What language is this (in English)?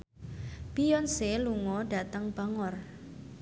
Javanese